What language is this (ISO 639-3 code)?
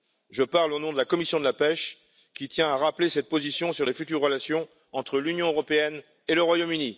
fra